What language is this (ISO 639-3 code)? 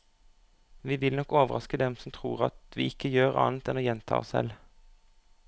nor